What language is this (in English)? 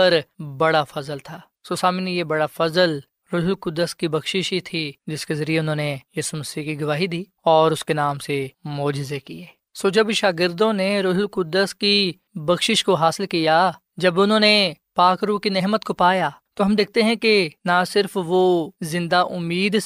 Urdu